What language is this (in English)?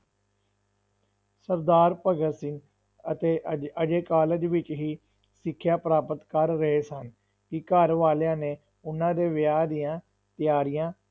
Punjabi